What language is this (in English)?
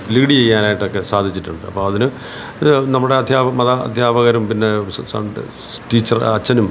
Malayalam